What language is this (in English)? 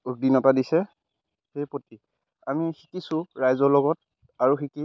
Assamese